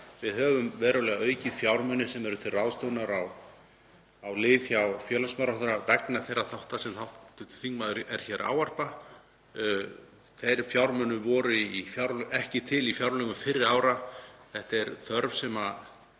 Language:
Icelandic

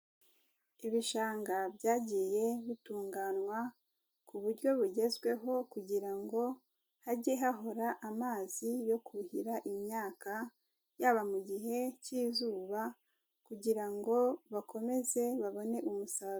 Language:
Kinyarwanda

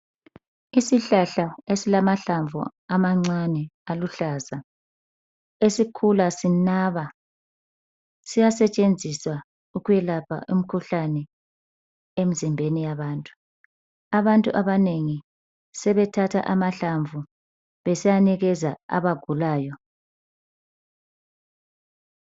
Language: North Ndebele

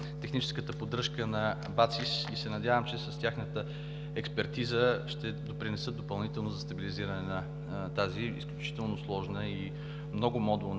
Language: Bulgarian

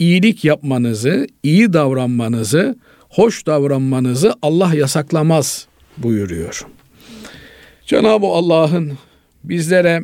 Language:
Turkish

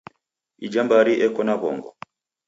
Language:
Taita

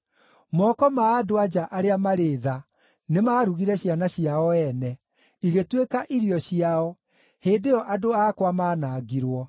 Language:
Kikuyu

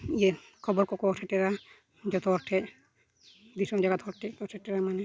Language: Santali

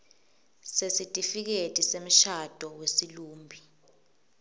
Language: Swati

